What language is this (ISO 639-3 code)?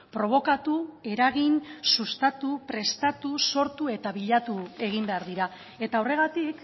eus